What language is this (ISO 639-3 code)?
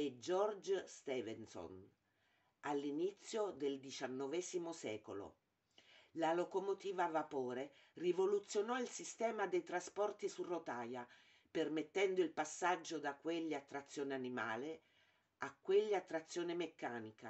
ita